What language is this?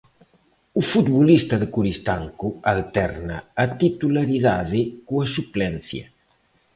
Galician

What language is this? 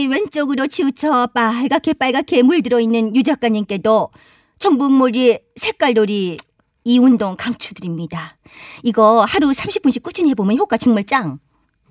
Korean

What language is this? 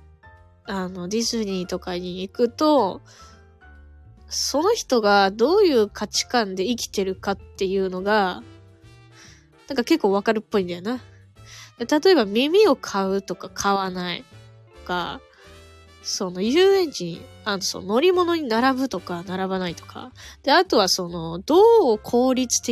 Japanese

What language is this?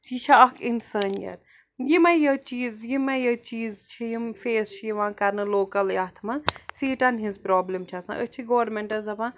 Kashmiri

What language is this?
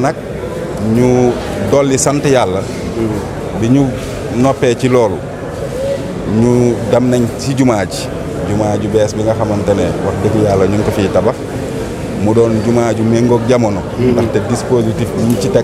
French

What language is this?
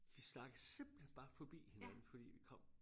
Danish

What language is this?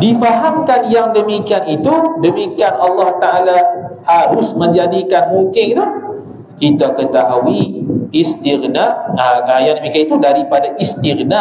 Malay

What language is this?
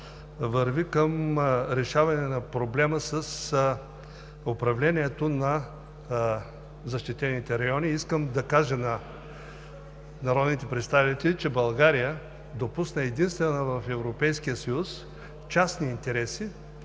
Bulgarian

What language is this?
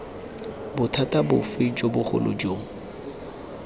Tswana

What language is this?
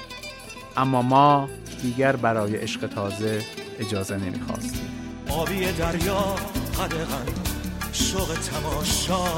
Persian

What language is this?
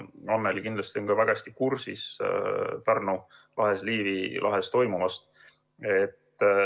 Estonian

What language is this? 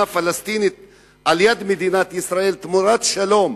Hebrew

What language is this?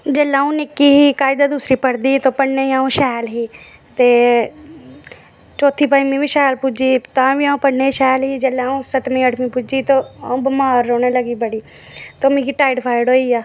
Dogri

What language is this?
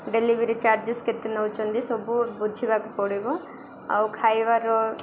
Odia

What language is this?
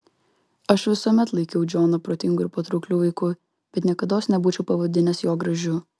Lithuanian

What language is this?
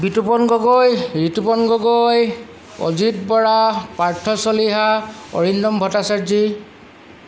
Assamese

